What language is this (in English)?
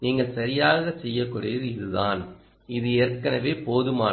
Tamil